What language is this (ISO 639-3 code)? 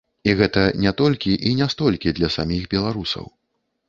bel